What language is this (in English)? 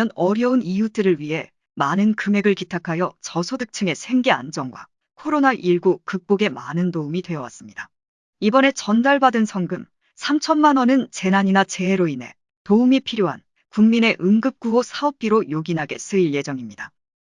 Korean